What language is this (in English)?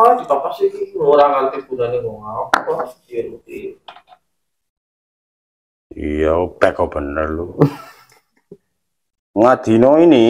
Indonesian